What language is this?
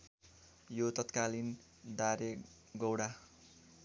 Nepali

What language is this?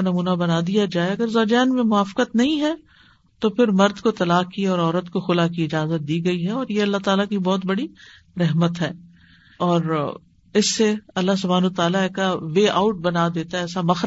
Urdu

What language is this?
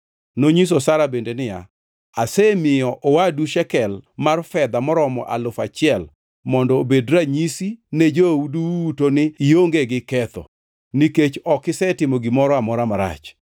Luo (Kenya and Tanzania)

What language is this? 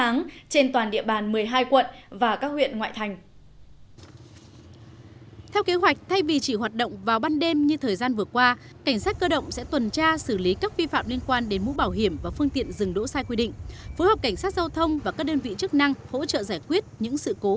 Vietnamese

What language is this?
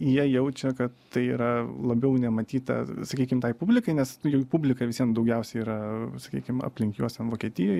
Lithuanian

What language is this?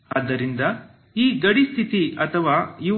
Kannada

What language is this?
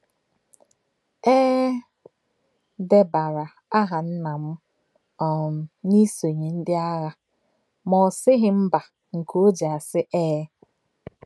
Igbo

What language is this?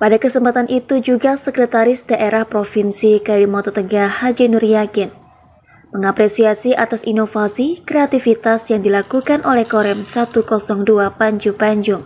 Indonesian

